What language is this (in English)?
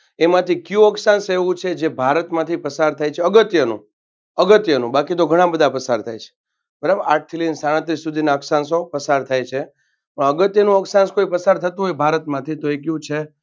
Gujarati